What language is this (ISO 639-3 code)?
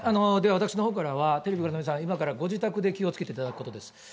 jpn